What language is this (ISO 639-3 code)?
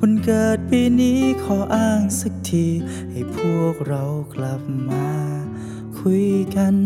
tha